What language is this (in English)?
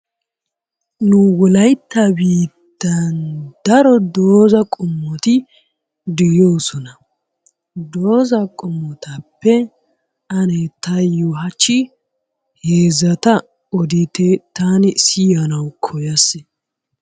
Wolaytta